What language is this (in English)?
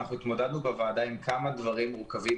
Hebrew